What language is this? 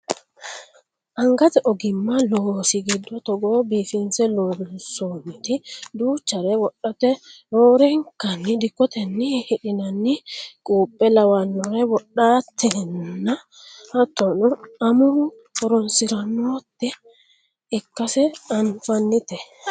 Sidamo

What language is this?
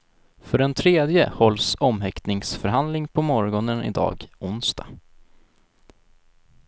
Swedish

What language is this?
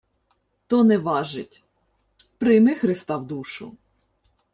Ukrainian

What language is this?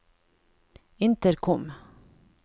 Norwegian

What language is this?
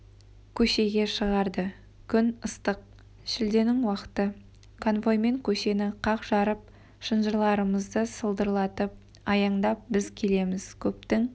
Kazakh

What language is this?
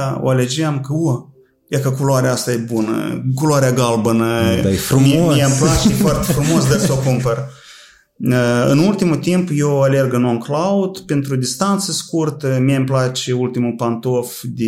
Romanian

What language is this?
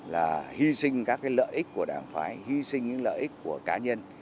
Vietnamese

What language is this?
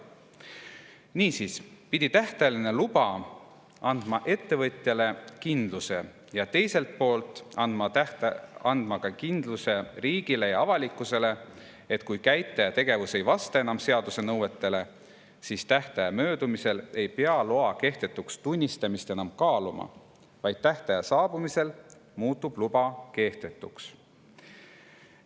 Estonian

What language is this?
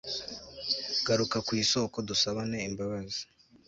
Kinyarwanda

